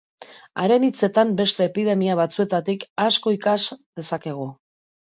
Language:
Basque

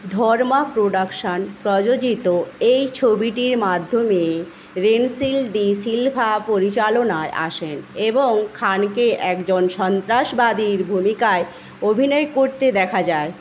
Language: Bangla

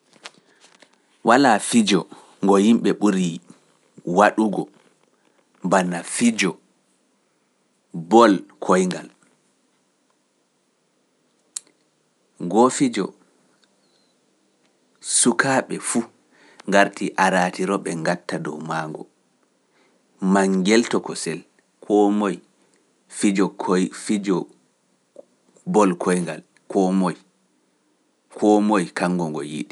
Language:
Pular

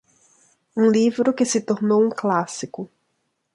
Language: Portuguese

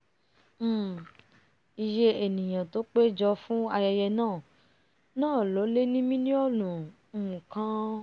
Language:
Yoruba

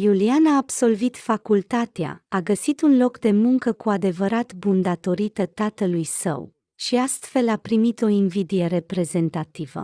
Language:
Romanian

